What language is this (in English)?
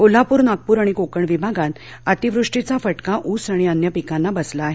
Marathi